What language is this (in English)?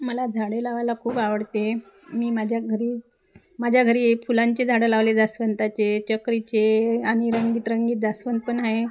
Marathi